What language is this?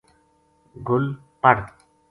Gujari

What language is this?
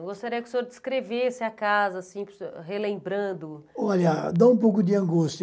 Portuguese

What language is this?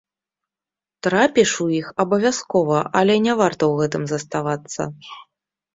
Belarusian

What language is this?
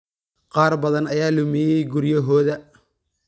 Somali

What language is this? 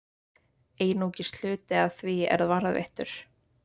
Icelandic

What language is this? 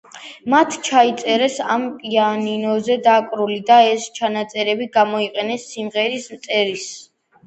Georgian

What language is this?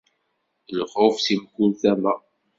Kabyle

